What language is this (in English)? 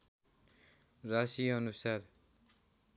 Nepali